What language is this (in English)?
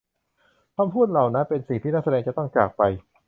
Thai